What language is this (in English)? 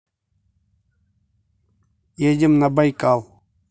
Russian